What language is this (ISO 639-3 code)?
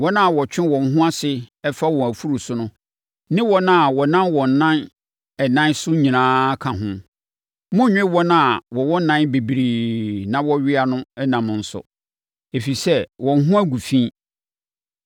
aka